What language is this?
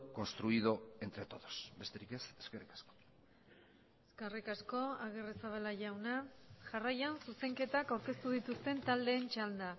Basque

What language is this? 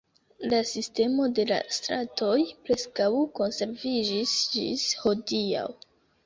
Esperanto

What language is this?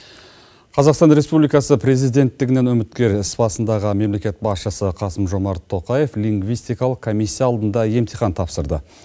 Kazakh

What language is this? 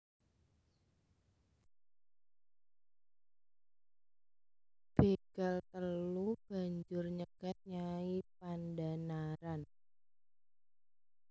Javanese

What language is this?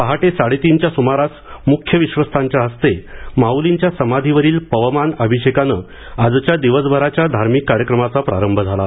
Marathi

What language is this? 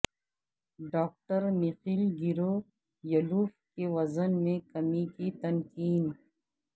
Urdu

